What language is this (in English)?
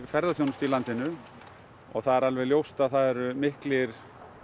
Icelandic